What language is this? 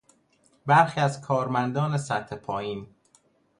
Persian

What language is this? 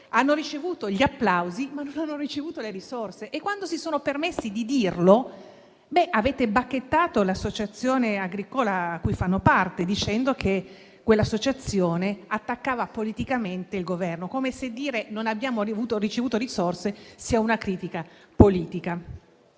Italian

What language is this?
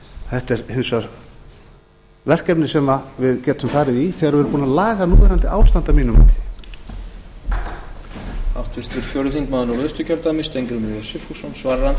Icelandic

